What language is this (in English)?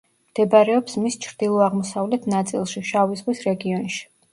Georgian